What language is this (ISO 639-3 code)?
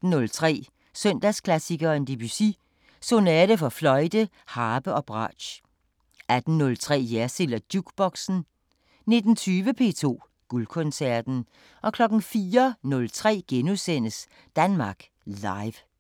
dan